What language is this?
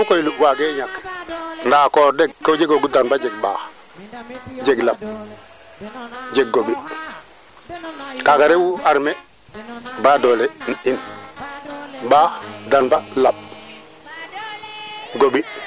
Serer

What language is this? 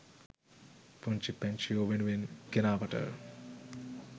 Sinhala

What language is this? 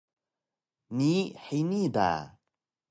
Taroko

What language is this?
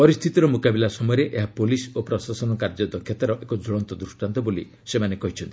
Odia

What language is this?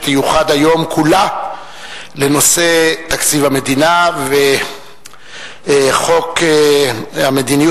Hebrew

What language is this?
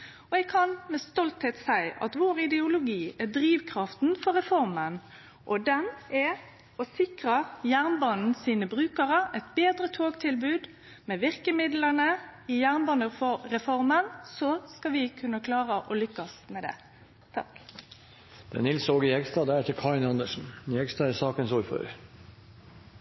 Norwegian Nynorsk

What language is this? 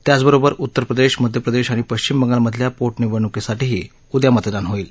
Marathi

